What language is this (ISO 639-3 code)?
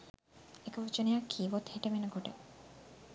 sin